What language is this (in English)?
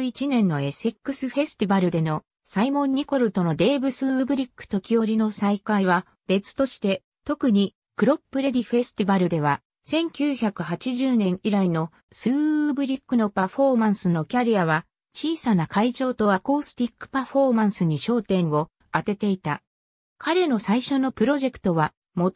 Japanese